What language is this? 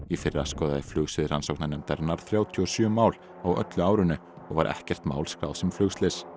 Icelandic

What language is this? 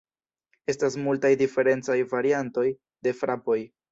Esperanto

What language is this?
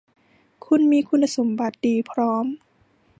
Thai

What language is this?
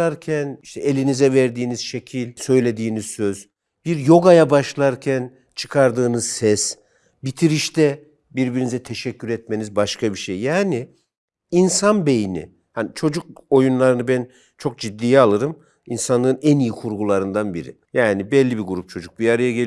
Turkish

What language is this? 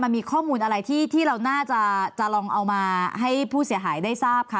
Thai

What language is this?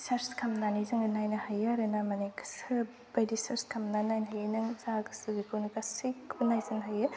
Bodo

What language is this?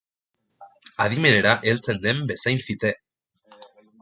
Basque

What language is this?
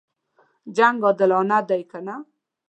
Pashto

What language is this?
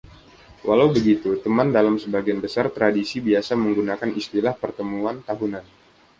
Indonesian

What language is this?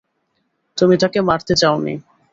Bangla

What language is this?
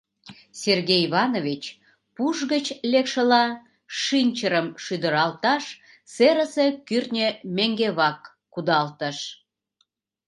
Mari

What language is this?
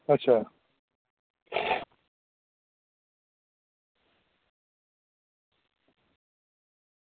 Dogri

